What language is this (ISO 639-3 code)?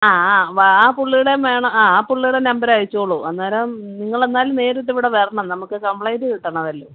mal